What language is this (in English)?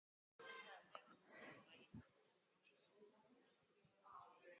Basque